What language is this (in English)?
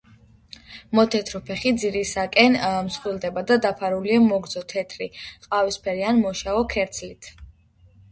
Georgian